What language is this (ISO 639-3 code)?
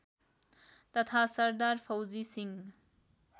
nep